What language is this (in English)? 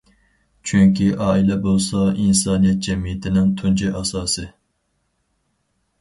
Uyghur